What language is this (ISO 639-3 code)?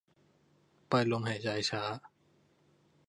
tha